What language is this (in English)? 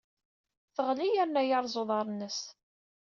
Kabyle